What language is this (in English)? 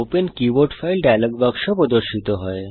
Bangla